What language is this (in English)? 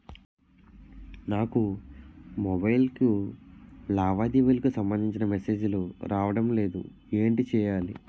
Telugu